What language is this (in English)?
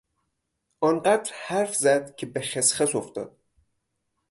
Persian